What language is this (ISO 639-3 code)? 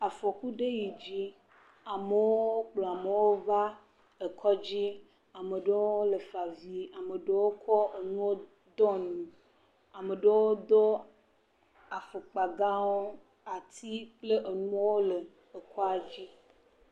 ewe